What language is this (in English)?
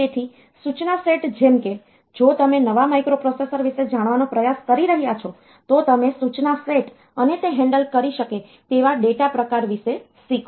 Gujarati